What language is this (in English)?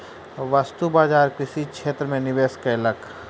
Maithili